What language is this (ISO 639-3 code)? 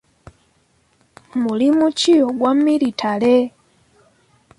lug